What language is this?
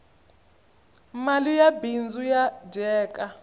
Tsonga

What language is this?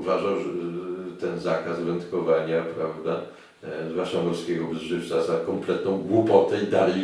Polish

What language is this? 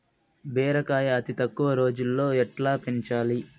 Telugu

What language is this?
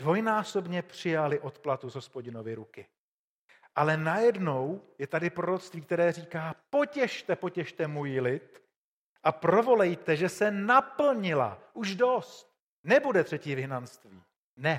Czech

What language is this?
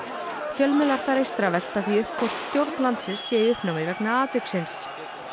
Icelandic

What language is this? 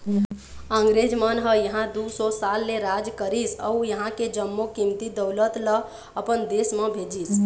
Chhattisgarhi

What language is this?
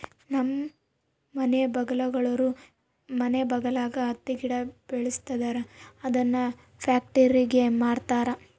Kannada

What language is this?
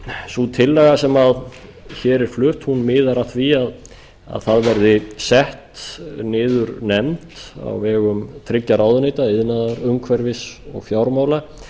Icelandic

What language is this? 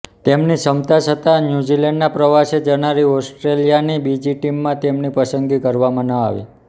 Gujarati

